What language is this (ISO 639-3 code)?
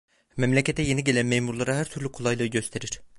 tur